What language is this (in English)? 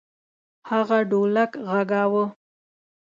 Pashto